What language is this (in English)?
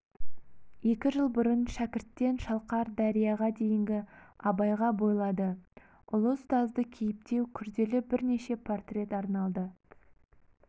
Kazakh